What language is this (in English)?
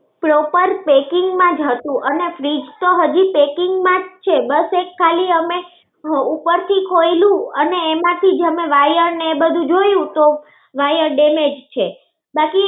Gujarati